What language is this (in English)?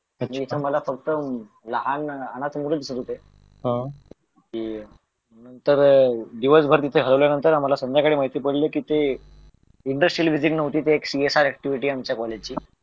Marathi